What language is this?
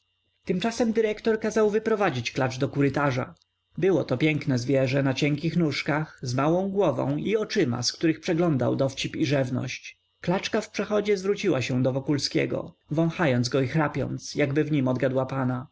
Polish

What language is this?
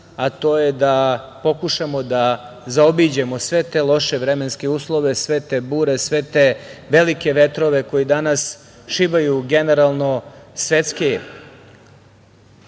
Serbian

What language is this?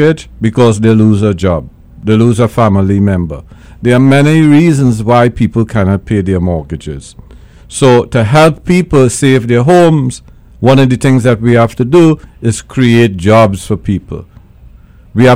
English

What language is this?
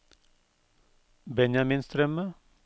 Norwegian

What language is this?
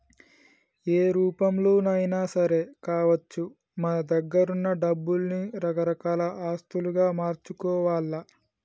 Telugu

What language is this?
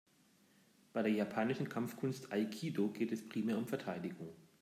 German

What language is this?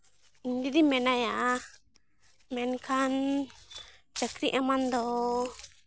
Santali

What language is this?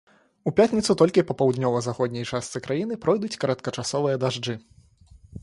Belarusian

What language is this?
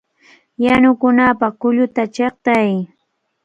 Cajatambo North Lima Quechua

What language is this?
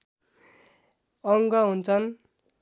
Nepali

